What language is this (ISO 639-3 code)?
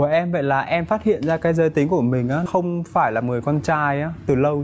vie